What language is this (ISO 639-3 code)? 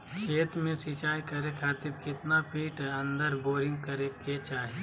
mag